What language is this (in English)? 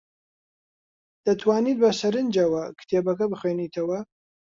Central Kurdish